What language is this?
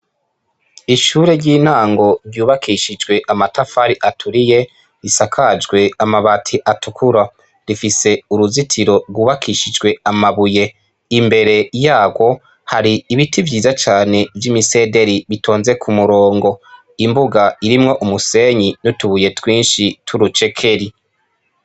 Rundi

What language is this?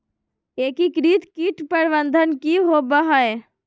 Magahi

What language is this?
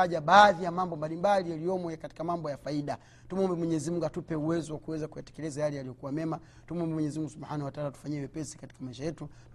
Swahili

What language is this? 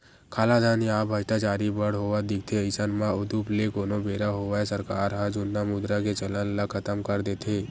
Chhattisgarhi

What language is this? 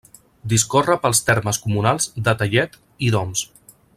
Catalan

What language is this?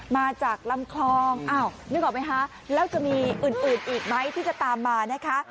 Thai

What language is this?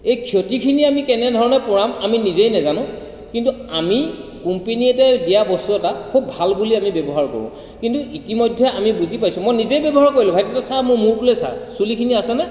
Assamese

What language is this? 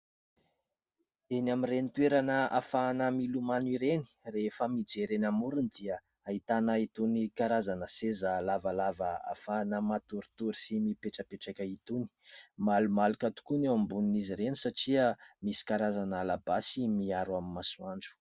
Malagasy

